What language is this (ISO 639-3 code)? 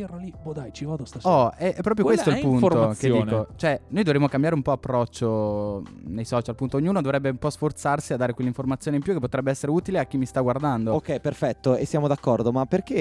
ita